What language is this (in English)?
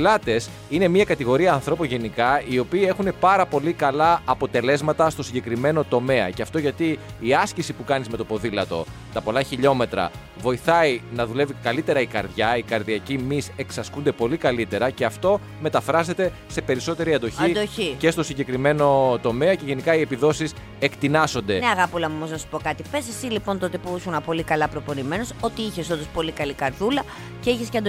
Greek